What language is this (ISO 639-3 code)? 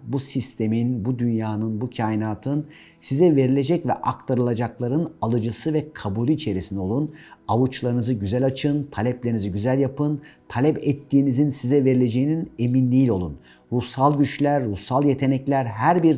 tur